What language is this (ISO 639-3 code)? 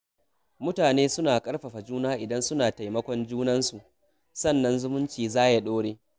hau